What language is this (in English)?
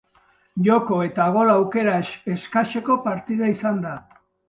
Basque